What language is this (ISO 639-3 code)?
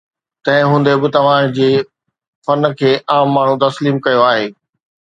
snd